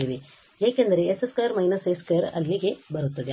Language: Kannada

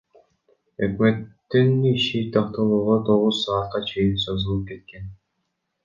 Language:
Kyrgyz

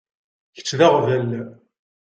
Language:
Kabyle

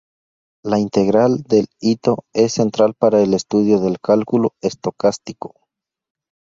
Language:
Spanish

